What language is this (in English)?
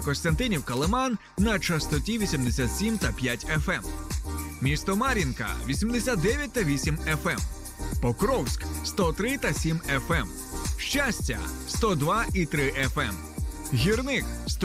Ukrainian